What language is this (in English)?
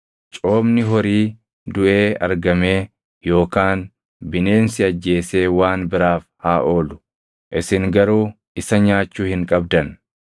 Oromo